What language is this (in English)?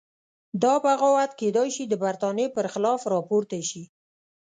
Pashto